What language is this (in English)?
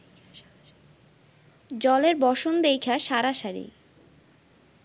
Bangla